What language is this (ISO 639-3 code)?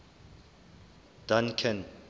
sot